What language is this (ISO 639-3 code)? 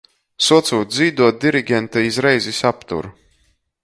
ltg